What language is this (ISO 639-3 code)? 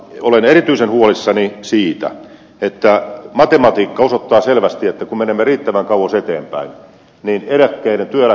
fin